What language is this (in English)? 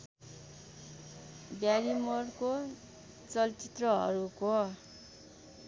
Nepali